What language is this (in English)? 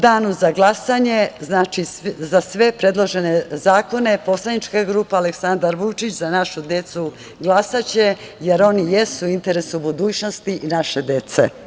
Serbian